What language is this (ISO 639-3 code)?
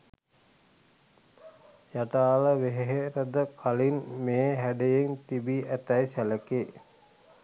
sin